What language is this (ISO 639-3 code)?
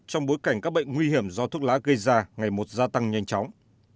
vie